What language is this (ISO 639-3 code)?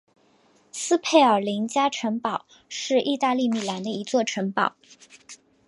zho